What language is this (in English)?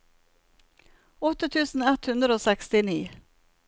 Norwegian